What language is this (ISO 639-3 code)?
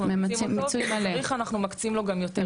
heb